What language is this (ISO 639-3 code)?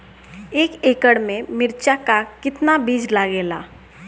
bho